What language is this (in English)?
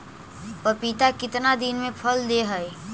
Magahi